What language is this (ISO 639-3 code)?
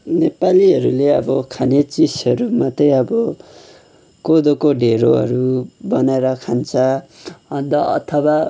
nep